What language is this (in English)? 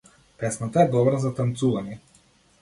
Macedonian